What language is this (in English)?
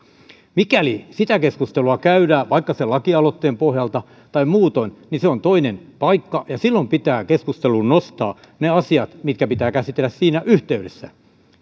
Finnish